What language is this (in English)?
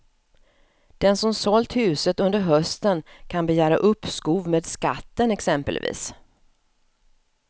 Swedish